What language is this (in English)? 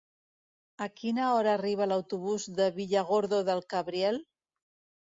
Catalan